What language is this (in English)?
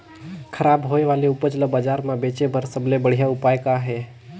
Chhattisgarhi